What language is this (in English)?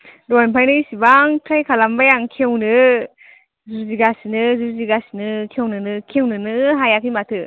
Bodo